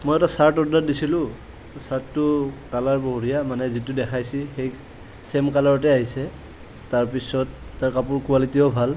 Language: Assamese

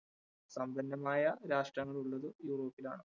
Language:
Malayalam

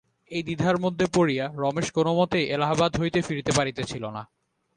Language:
Bangla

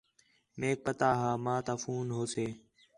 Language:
Khetrani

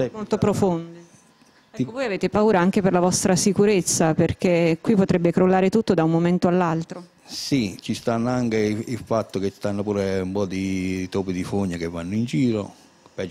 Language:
Italian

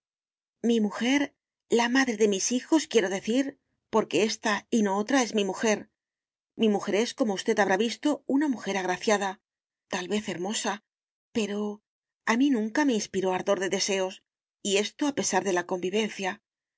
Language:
Spanish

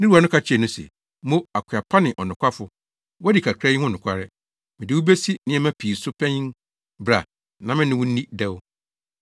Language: Akan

